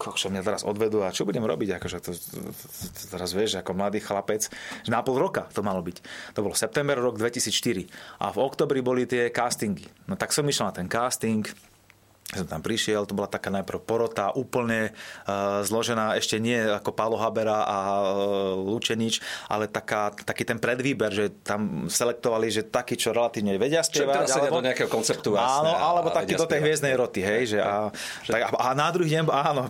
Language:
Slovak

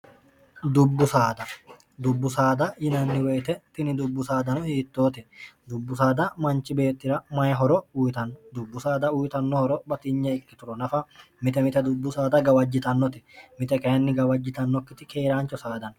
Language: Sidamo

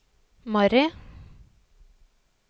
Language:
Norwegian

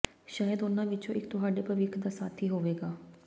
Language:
Punjabi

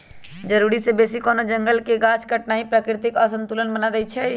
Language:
Magahi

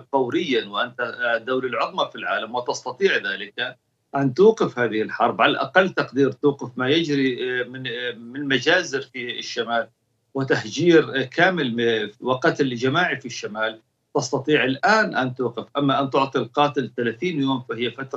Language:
Arabic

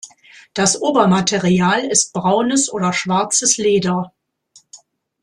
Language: German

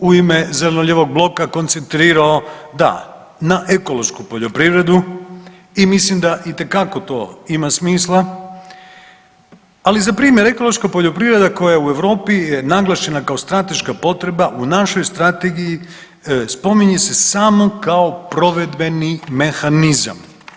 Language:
Croatian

